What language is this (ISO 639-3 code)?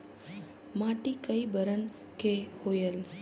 hne